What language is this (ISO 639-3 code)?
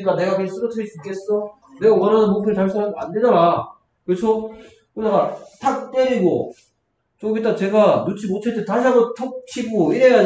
kor